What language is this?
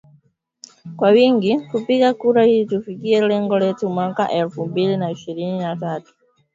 Swahili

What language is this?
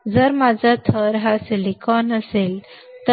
Marathi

